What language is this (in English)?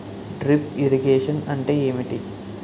Telugu